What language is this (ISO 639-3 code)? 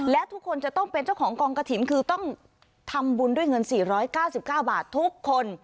tha